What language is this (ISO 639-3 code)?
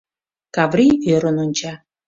chm